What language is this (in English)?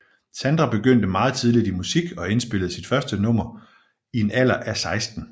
Danish